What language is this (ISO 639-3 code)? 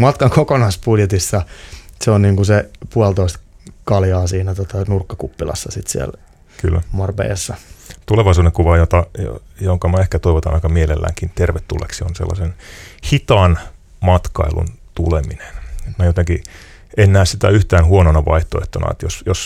fin